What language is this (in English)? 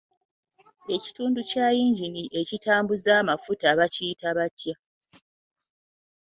Ganda